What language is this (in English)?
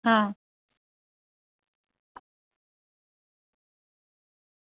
Dogri